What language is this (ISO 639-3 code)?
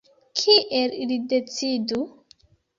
epo